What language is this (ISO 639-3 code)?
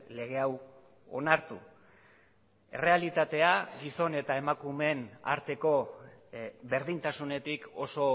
eus